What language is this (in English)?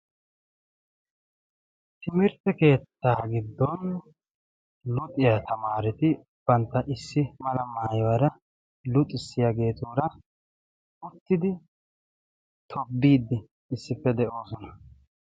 Wolaytta